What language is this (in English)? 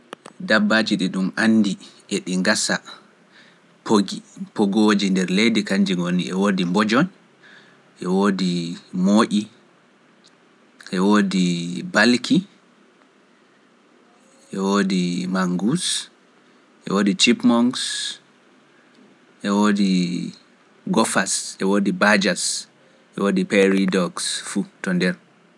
Pular